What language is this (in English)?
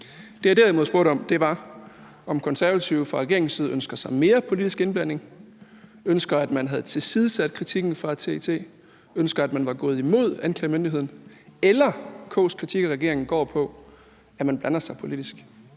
Danish